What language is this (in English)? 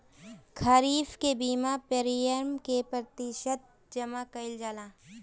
Bhojpuri